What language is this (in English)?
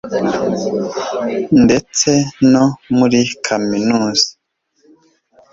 Kinyarwanda